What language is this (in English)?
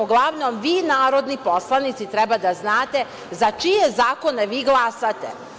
Serbian